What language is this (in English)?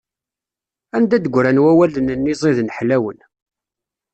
Kabyle